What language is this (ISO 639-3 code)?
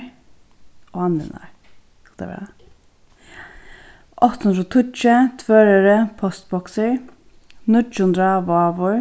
fao